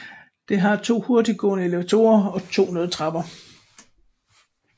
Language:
Danish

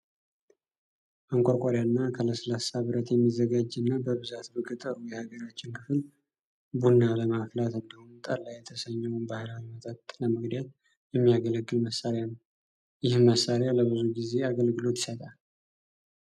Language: Amharic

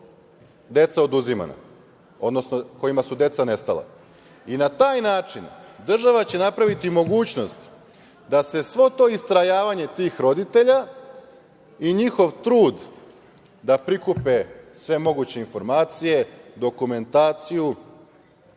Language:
Serbian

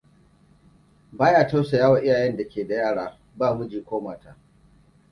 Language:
Hausa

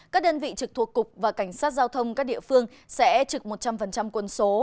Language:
Vietnamese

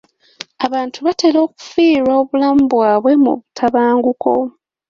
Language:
Ganda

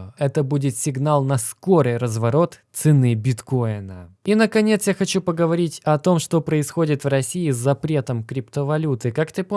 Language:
Russian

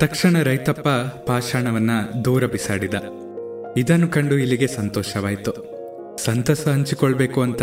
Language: Kannada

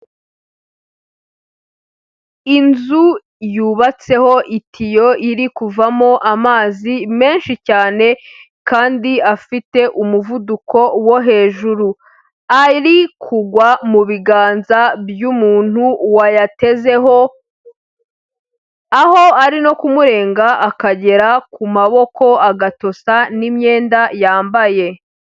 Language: Kinyarwanda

